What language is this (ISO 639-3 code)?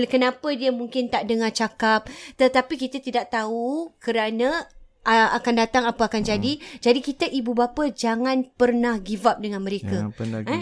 msa